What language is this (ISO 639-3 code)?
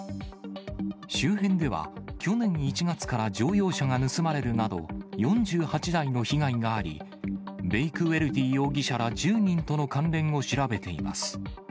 jpn